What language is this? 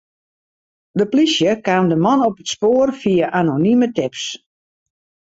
Western Frisian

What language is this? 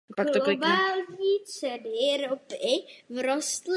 Czech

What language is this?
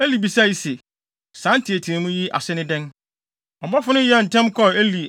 Akan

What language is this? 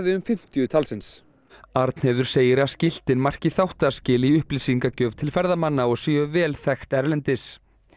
Icelandic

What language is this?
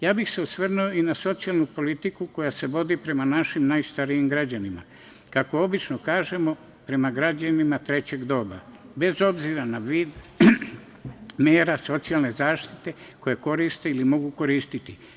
Serbian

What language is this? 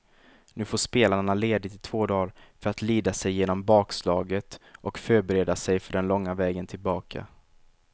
Swedish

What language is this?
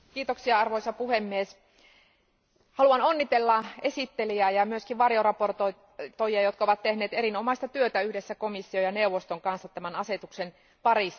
Finnish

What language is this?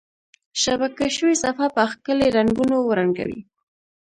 Pashto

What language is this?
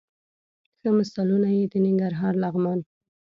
Pashto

